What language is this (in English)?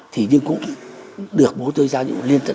Vietnamese